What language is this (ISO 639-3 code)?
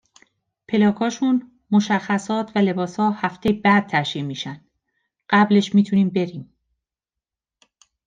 fas